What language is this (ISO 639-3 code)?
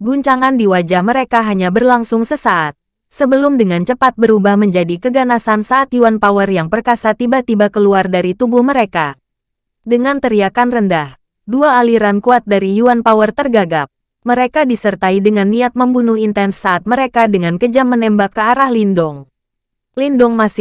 ind